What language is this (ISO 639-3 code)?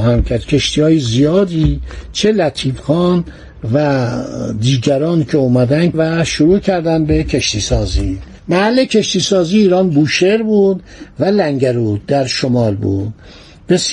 fas